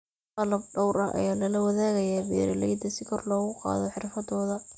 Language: Somali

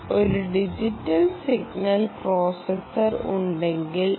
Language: Malayalam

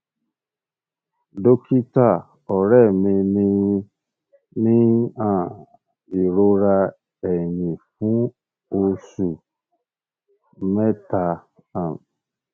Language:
Yoruba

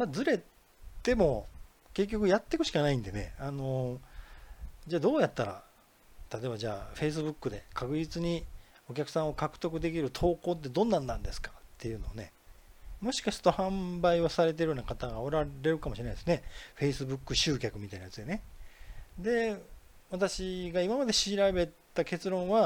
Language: Japanese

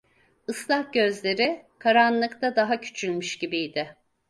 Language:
Turkish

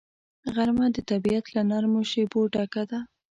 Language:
Pashto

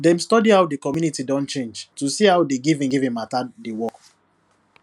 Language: Nigerian Pidgin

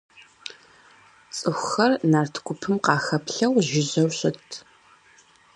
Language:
Kabardian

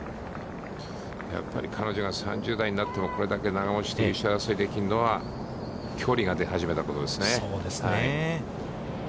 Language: Japanese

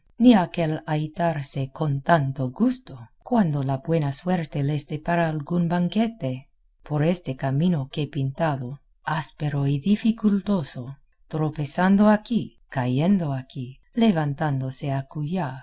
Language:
Spanish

